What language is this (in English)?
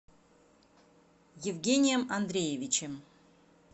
Russian